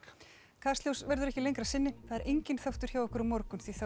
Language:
Icelandic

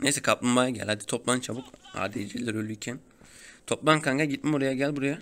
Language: Turkish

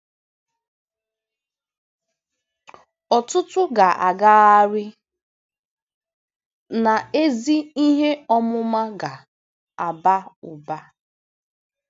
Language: Igbo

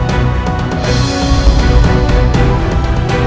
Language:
Indonesian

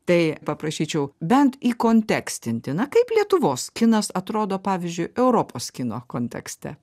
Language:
Lithuanian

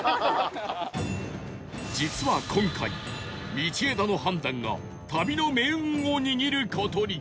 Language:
Japanese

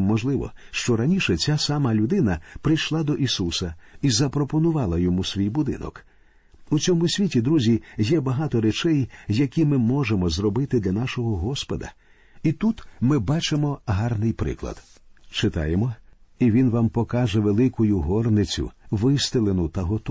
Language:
Ukrainian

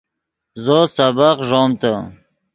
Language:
Yidgha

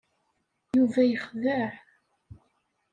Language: Kabyle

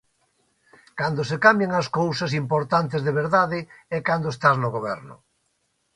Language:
Galician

